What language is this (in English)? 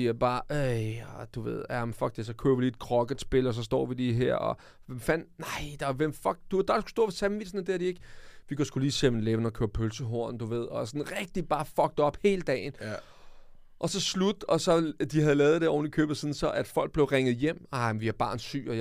Danish